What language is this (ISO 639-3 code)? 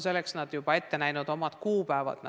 est